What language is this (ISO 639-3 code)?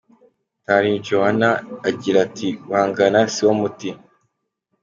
kin